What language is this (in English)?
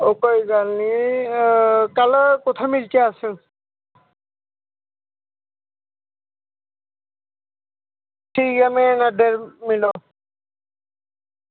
Dogri